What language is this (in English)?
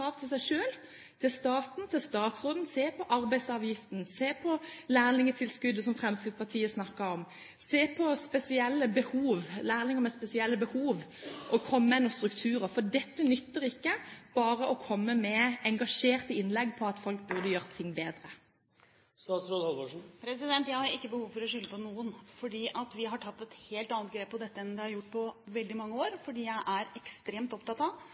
Norwegian Bokmål